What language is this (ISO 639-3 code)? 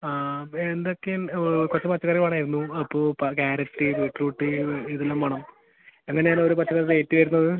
mal